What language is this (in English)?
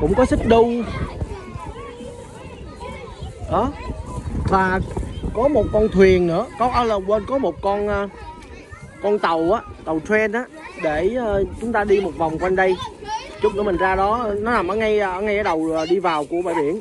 Vietnamese